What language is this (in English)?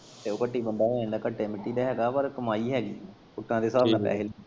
Punjabi